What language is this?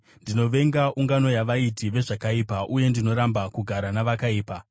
Shona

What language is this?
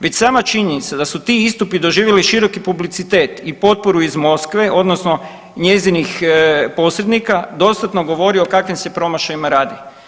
Croatian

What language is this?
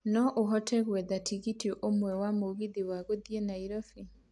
Kikuyu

